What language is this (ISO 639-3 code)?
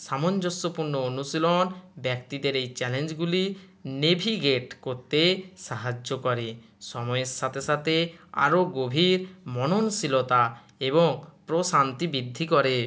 ben